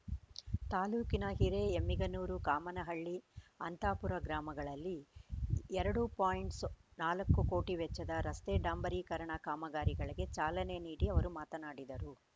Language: Kannada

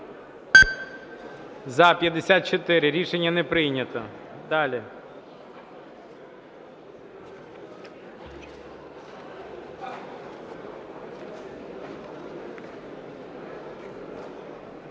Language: Ukrainian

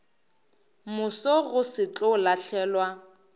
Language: Northern Sotho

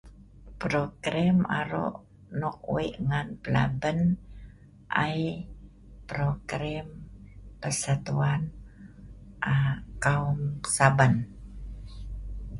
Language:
Sa'ban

